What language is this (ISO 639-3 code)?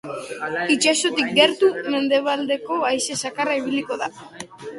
eus